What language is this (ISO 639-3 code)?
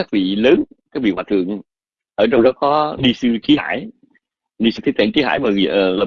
vie